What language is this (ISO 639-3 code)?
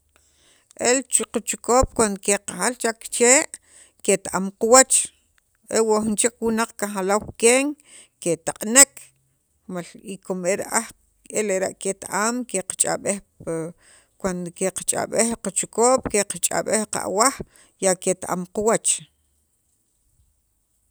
quv